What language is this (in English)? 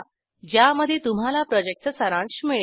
Marathi